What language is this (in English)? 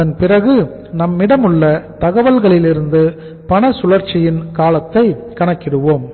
Tamil